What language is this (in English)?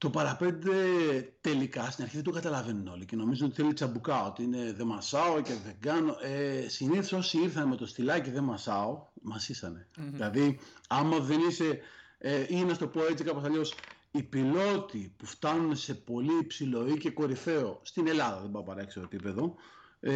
Greek